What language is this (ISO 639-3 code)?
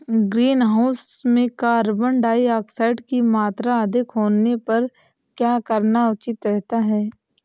hin